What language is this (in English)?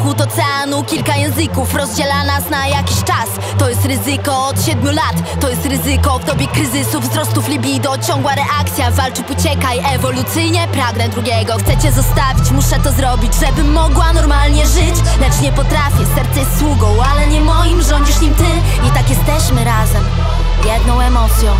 Hungarian